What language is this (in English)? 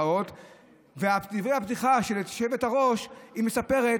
Hebrew